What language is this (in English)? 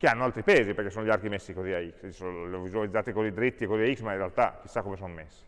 Italian